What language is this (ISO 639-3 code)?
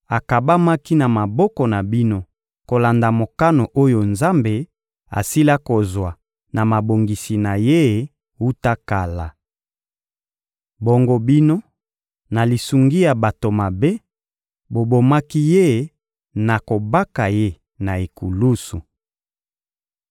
lin